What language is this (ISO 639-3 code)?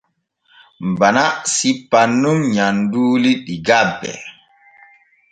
fue